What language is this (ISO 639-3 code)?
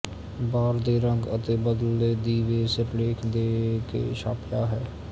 pan